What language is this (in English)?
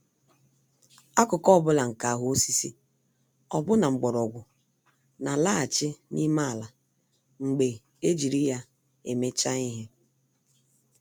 Igbo